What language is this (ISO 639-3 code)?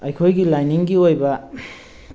mni